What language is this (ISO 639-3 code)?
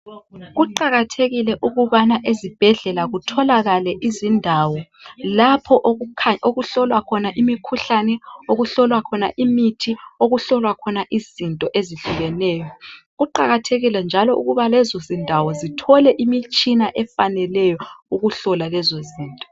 nde